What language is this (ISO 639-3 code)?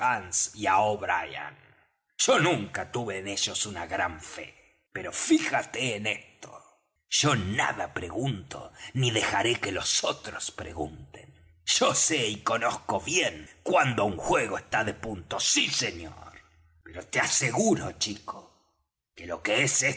spa